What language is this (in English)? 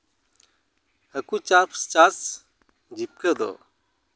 Santali